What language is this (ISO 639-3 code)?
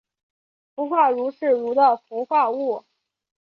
zho